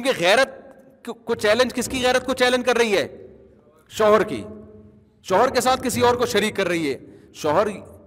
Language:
Urdu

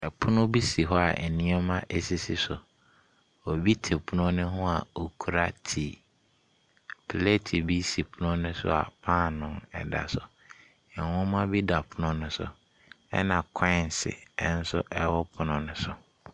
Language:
Akan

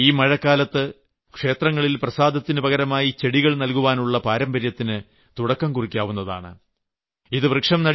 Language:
Malayalam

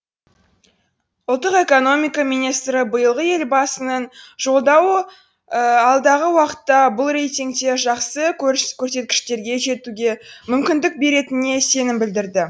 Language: Kazakh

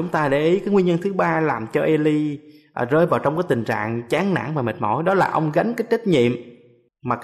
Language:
Vietnamese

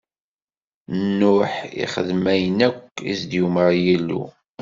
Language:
Kabyle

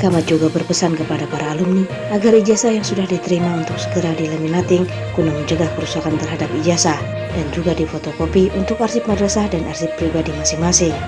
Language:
Indonesian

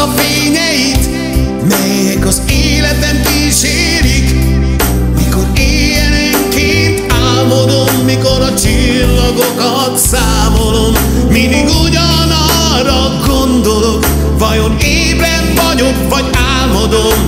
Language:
Hungarian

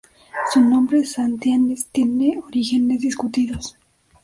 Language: Spanish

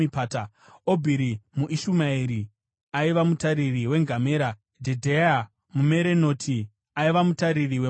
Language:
Shona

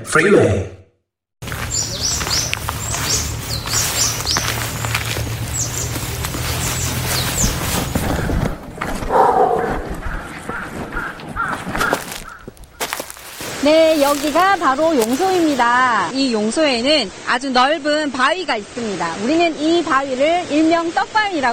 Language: Korean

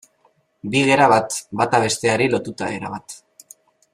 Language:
Basque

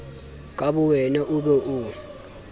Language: Southern Sotho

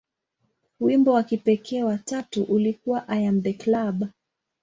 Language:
Swahili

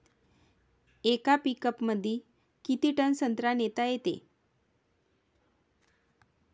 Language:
Marathi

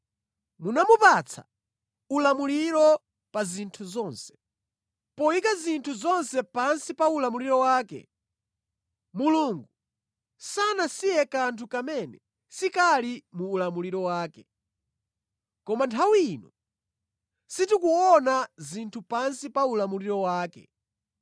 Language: Nyanja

